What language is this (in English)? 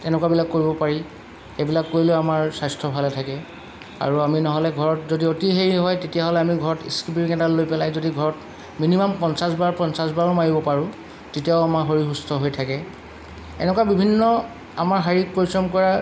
Assamese